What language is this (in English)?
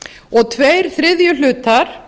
Icelandic